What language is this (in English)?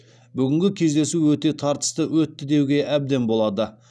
Kazakh